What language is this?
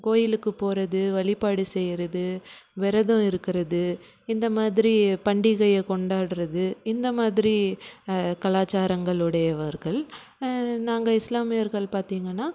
Tamil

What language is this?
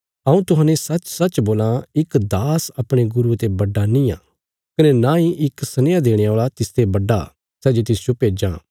Bilaspuri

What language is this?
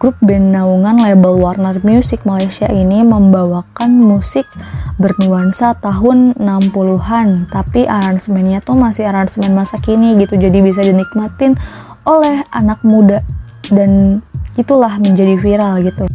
Indonesian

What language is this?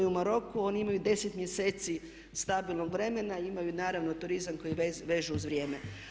Croatian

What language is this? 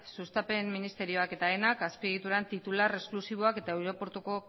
Basque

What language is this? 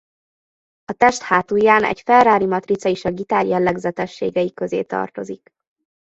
Hungarian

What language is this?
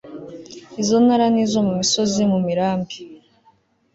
Kinyarwanda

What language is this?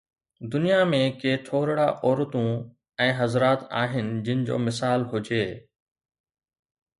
Sindhi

